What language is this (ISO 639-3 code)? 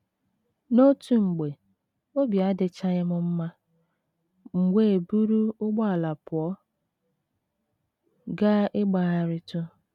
ibo